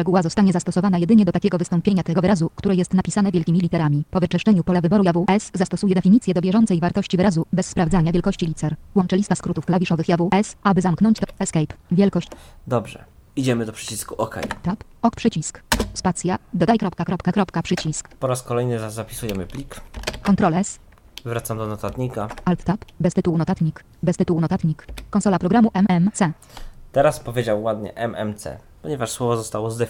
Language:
Polish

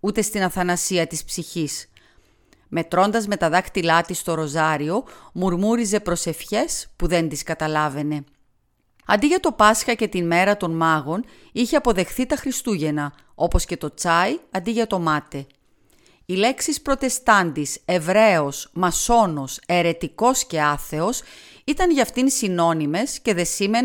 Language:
Greek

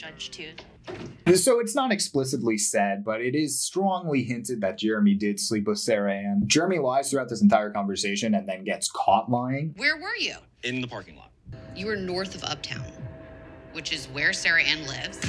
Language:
English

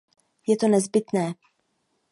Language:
Czech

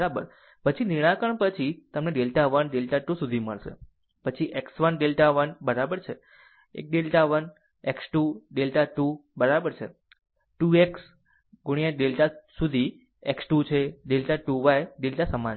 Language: Gujarati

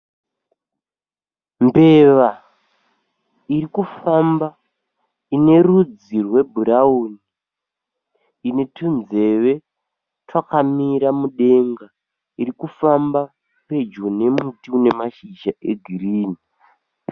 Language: Shona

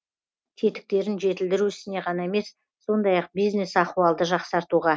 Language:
Kazakh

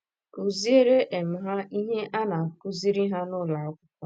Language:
Igbo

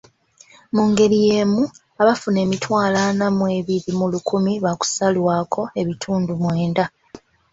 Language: Ganda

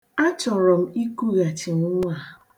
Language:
Igbo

